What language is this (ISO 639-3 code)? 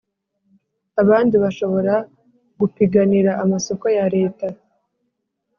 kin